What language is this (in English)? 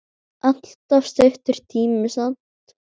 Icelandic